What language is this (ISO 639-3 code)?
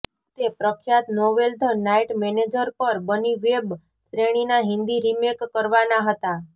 guj